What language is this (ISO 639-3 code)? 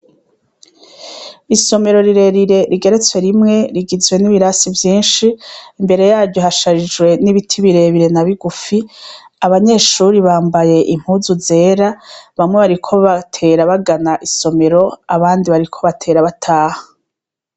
run